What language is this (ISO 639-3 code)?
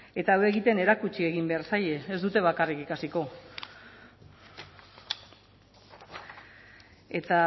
eus